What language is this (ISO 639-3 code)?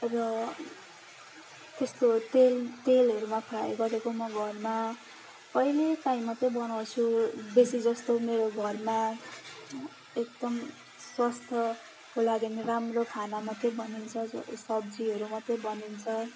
nep